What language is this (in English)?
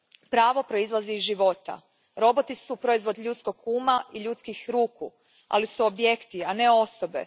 Croatian